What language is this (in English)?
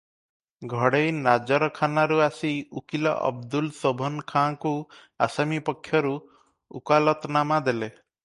Odia